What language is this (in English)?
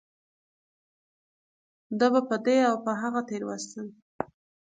Pashto